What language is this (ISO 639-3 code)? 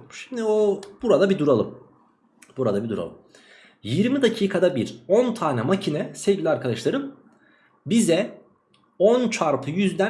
tur